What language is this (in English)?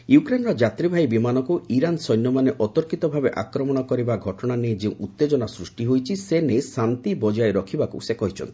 Odia